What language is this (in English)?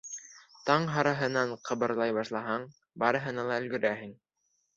Bashkir